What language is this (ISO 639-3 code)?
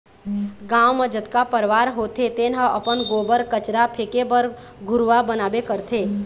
hne